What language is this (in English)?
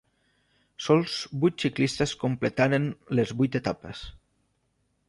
Catalan